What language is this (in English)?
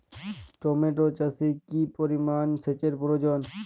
Bangla